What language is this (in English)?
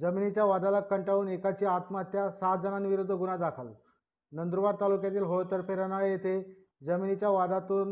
Marathi